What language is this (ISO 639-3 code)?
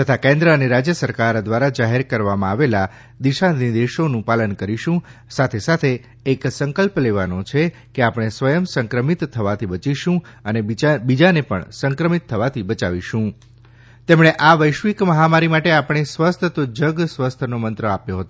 guj